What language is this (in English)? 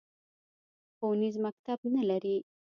Pashto